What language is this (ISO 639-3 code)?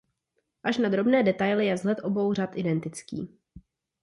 ces